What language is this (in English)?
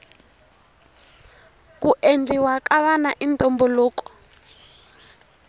Tsonga